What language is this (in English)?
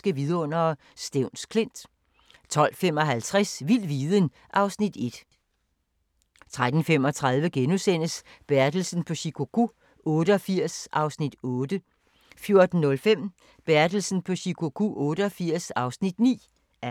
Danish